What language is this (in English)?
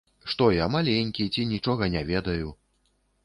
Belarusian